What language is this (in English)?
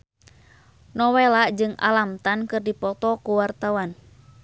Sundanese